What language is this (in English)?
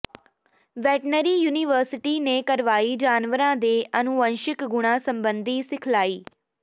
Punjabi